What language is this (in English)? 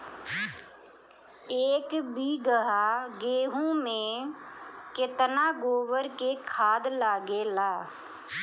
Bhojpuri